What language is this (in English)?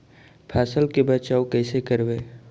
Magahi